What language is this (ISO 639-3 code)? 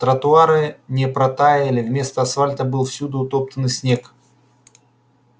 rus